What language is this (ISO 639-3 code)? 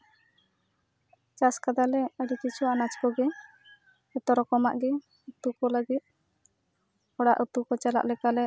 sat